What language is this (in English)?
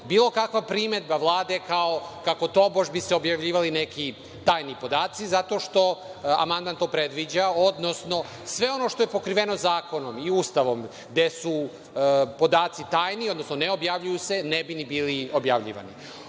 Serbian